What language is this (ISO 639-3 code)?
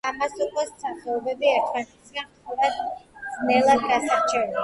kat